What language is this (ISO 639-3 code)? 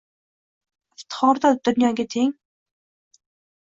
uzb